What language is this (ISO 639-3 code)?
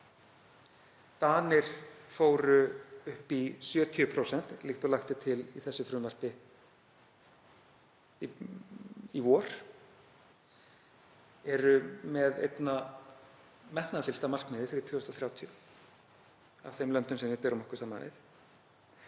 isl